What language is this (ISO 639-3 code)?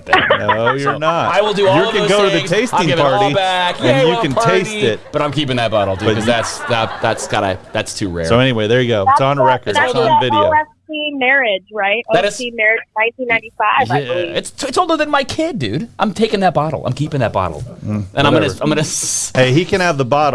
eng